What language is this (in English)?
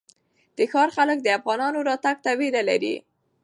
Pashto